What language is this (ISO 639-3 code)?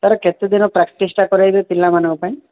ori